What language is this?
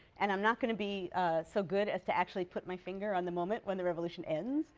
English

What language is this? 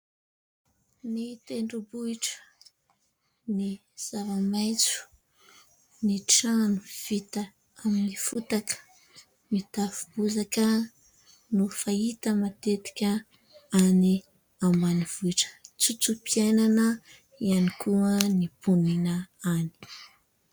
Malagasy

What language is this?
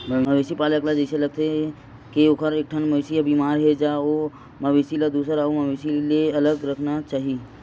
Chhattisgarhi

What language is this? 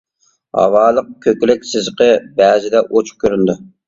Uyghur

